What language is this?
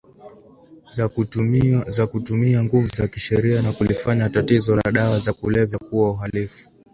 Swahili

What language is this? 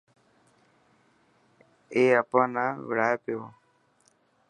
Dhatki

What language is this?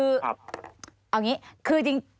Thai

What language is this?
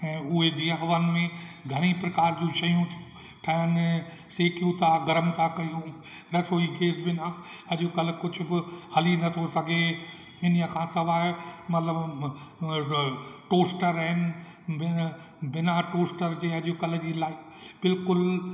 Sindhi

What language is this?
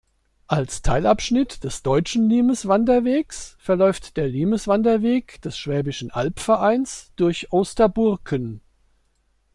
German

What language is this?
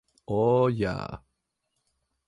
Latvian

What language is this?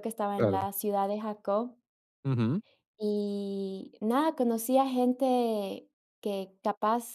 Spanish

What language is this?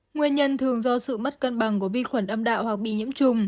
Vietnamese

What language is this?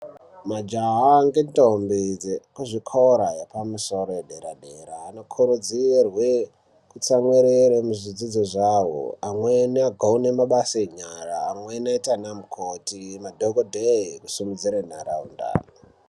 Ndau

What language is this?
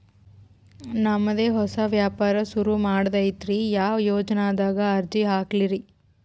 Kannada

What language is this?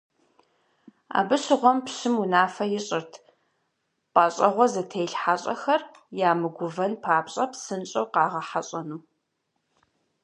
Kabardian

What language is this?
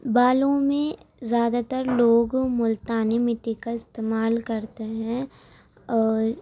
Urdu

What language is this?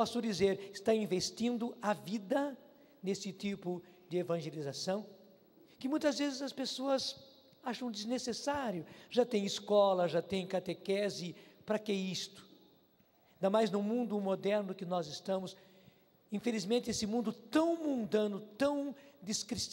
Portuguese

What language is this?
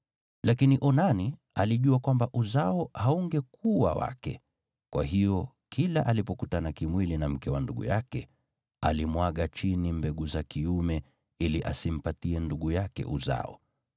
Swahili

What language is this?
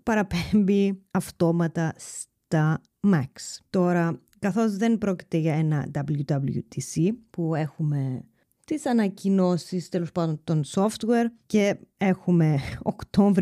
Greek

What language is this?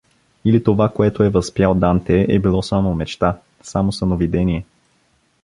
Bulgarian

